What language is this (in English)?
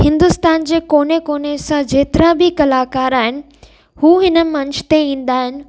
Sindhi